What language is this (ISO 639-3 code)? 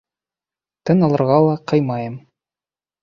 bak